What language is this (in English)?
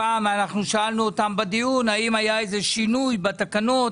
Hebrew